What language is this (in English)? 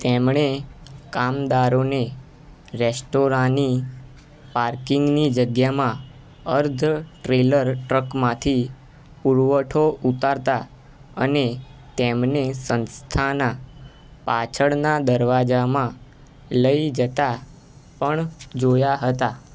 Gujarati